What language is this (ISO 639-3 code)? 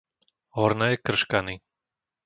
slk